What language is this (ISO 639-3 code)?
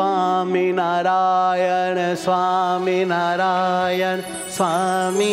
ara